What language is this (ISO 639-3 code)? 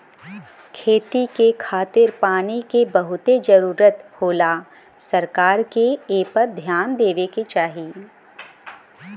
bho